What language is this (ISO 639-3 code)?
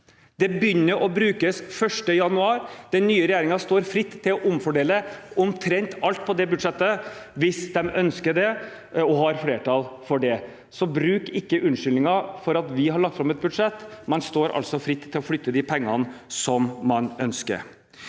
nor